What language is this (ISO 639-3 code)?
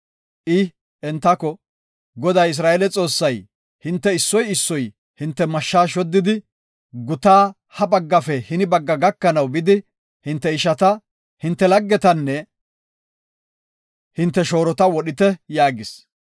gof